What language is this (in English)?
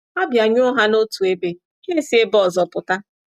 Igbo